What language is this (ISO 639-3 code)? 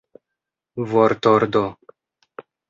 epo